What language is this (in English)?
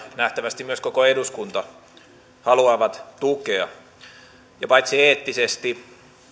Finnish